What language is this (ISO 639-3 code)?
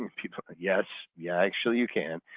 eng